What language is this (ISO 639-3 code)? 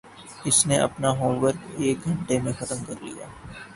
urd